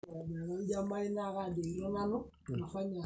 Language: Masai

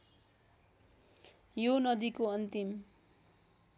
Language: Nepali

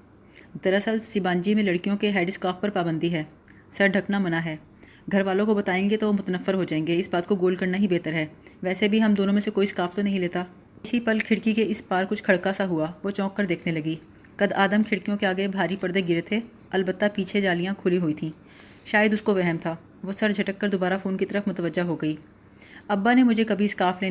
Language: Urdu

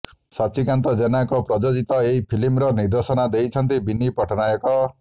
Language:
Odia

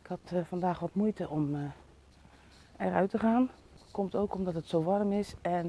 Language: Dutch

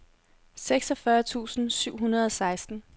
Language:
Danish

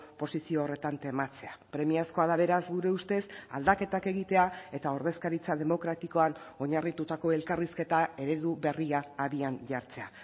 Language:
Basque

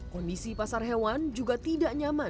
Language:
Indonesian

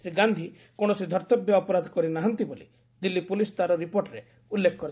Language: Odia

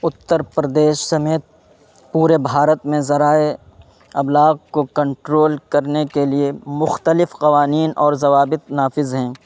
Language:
Urdu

